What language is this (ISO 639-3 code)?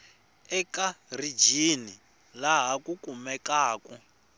tso